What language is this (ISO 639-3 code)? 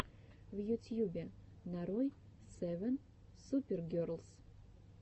rus